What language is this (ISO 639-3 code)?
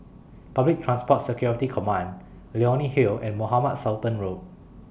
eng